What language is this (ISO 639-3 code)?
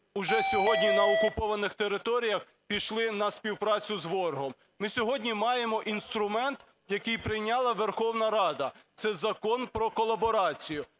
ukr